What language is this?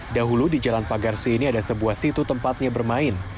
Indonesian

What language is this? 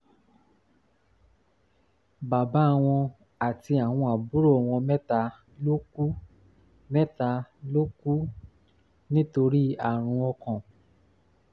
Yoruba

